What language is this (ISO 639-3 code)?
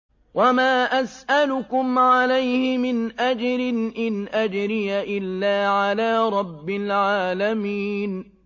ara